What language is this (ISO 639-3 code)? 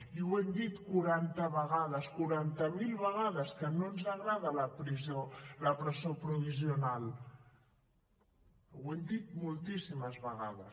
cat